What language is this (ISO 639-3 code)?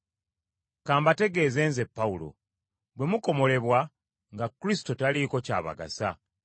lug